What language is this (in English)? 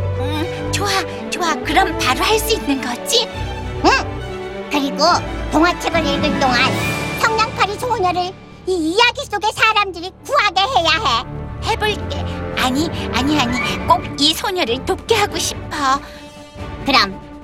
Korean